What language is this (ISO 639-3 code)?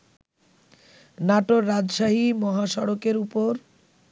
ben